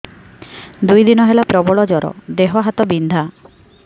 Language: Odia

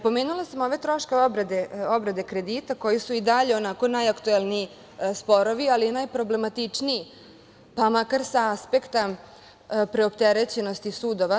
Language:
Serbian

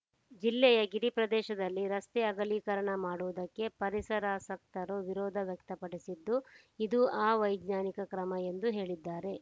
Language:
Kannada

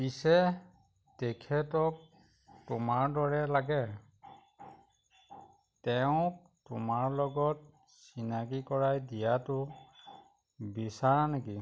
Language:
Assamese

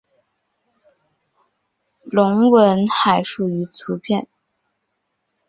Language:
Chinese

